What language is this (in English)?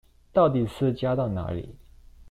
Chinese